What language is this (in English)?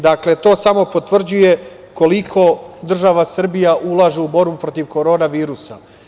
Serbian